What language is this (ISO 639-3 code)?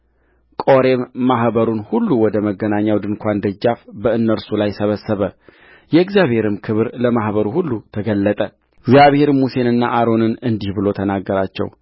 amh